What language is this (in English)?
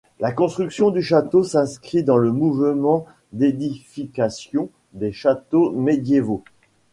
French